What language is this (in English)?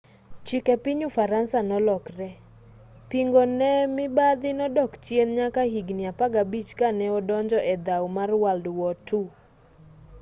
Luo (Kenya and Tanzania)